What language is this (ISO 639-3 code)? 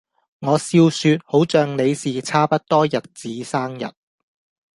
yue